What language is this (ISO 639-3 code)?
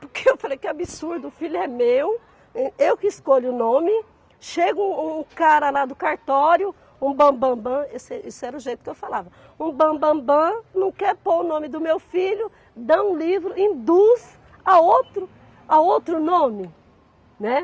por